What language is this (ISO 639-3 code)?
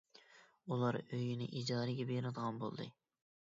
uig